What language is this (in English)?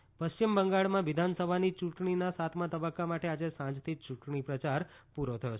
Gujarati